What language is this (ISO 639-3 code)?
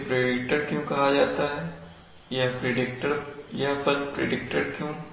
hin